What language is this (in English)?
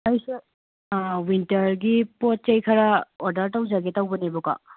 Manipuri